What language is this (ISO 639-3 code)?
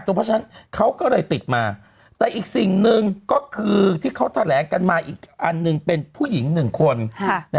tha